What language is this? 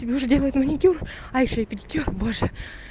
Russian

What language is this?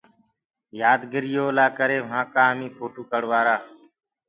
Gurgula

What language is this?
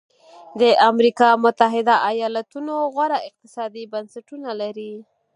Pashto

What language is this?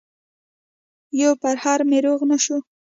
Pashto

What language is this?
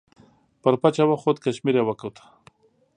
Pashto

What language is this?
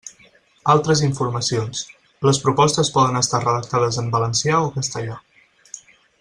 Catalan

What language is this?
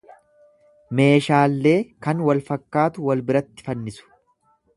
Oromo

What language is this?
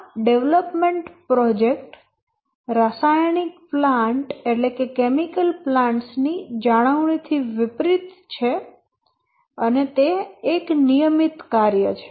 Gujarati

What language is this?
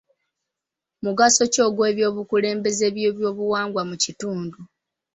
Ganda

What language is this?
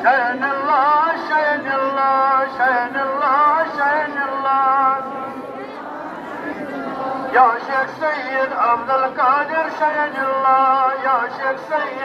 Arabic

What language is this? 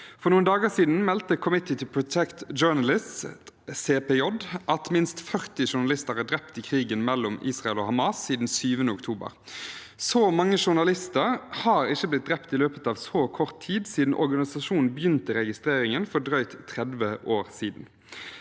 Norwegian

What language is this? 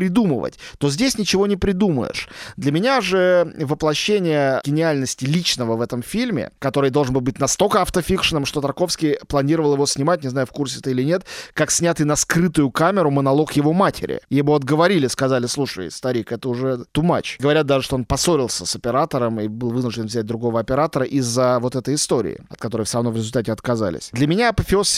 Russian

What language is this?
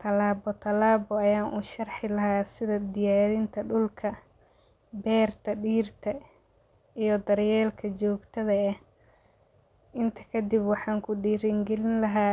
Somali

